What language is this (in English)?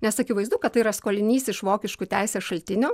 Lithuanian